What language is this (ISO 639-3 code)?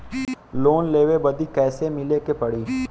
bho